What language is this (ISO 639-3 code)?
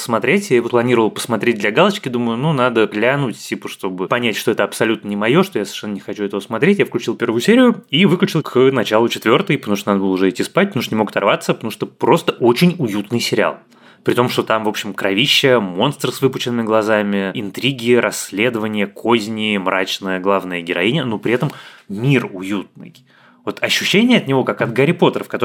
rus